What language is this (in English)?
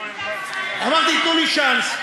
Hebrew